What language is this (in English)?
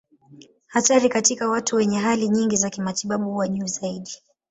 Swahili